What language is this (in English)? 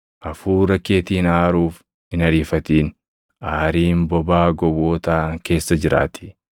Oromo